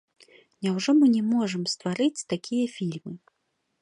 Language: Belarusian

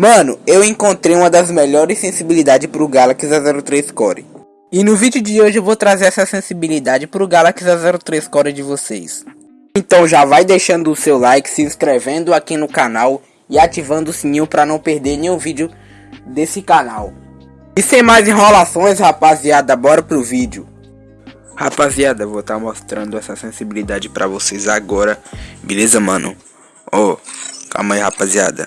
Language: Portuguese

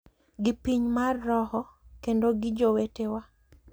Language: Luo (Kenya and Tanzania)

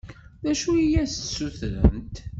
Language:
Kabyle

